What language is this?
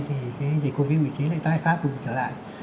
Vietnamese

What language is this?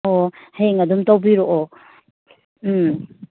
Manipuri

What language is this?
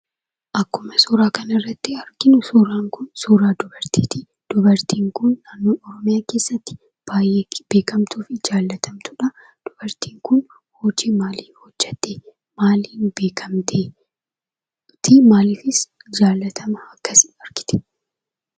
Oromo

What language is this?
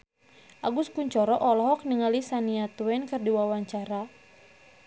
Sundanese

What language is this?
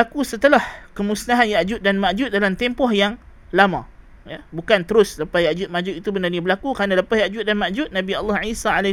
Malay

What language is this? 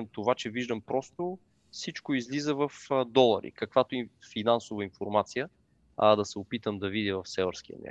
Bulgarian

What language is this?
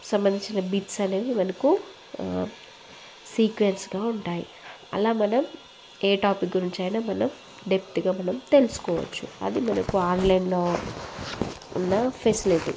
Telugu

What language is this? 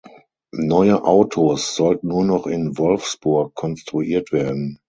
German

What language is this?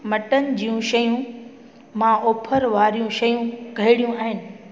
Sindhi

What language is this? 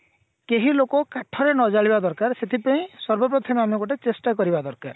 Odia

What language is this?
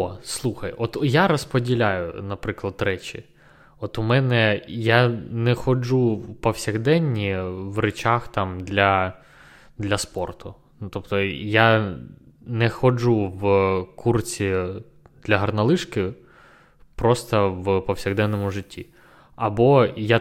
Ukrainian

